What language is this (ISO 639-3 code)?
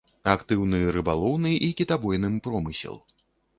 bel